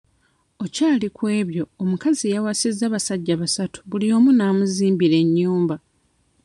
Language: Ganda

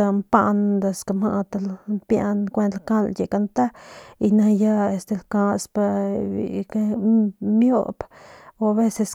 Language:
Northern Pame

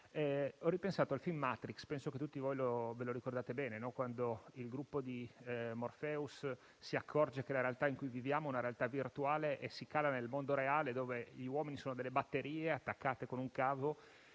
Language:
Italian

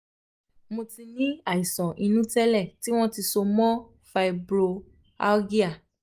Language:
Yoruba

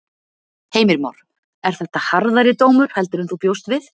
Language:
Icelandic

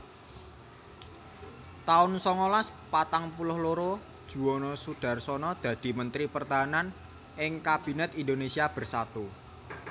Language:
Javanese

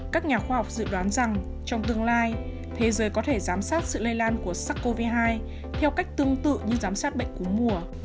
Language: Vietnamese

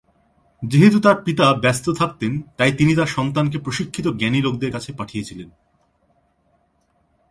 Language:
Bangla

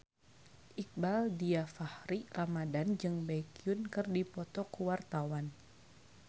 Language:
Sundanese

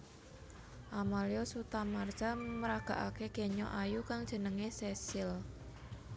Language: Javanese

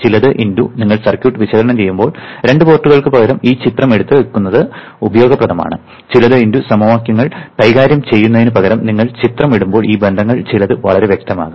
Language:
Malayalam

